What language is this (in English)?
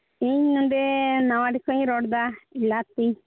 Santali